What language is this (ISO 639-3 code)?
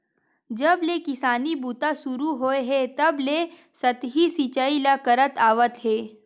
hne